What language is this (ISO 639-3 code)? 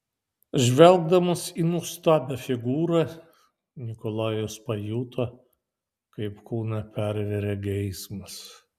lit